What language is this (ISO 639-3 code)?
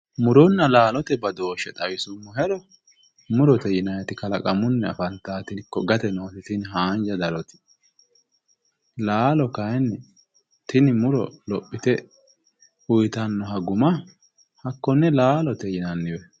sid